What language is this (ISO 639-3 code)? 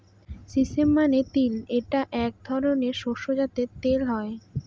ben